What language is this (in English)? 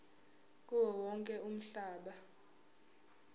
Zulu